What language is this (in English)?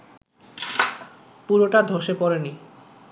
Bangla